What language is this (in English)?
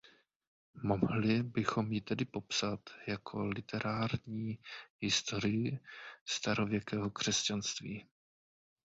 Czech